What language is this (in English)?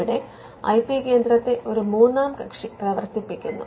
Malayalam